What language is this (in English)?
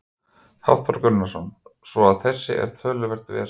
Icelandic